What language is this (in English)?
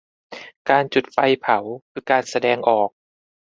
Thai